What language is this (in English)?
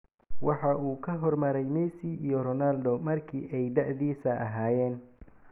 Somali